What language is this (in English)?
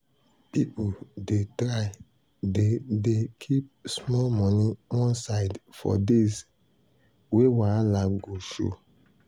Nigerian Pidgin